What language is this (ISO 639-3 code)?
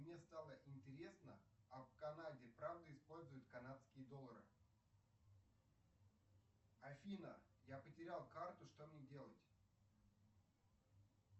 rus